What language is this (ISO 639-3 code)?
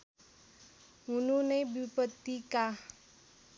nep